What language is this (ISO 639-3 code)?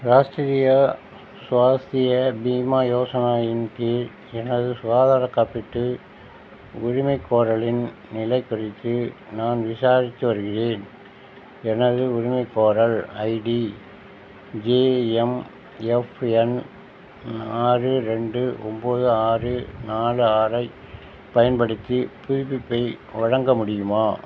tam